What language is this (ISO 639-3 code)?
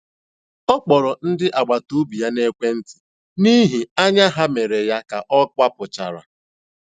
ibo